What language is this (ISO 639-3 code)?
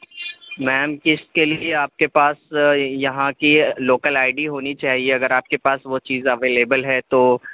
urd